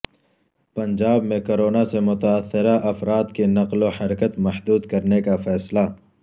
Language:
Urdu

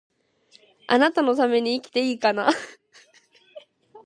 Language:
Japanese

